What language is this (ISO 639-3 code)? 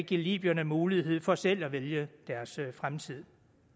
dan